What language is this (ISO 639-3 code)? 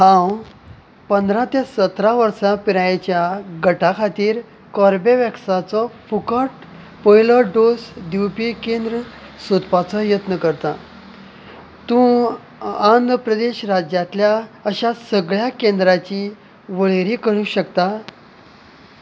kok